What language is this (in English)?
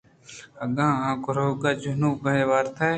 Eastern Balochi